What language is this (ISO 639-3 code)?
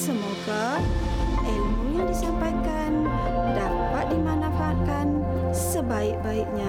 msa